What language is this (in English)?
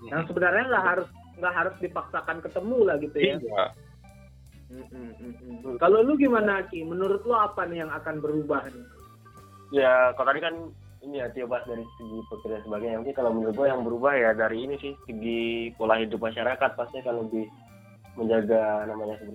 Indonesian